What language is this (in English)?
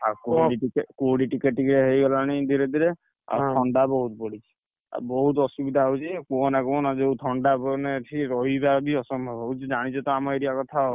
Odia